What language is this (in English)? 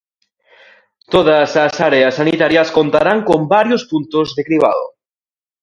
Galician